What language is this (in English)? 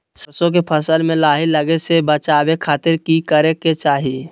Magahi